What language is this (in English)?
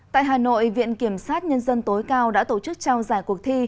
Vietnamese